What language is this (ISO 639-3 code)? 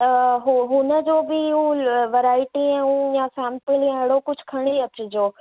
snd